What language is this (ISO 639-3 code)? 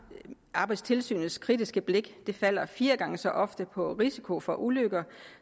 dan